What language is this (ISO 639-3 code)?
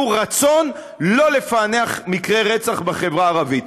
heb